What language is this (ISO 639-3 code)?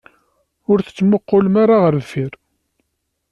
kab